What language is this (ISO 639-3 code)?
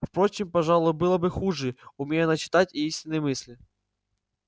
rus